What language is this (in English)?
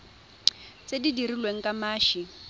Tswana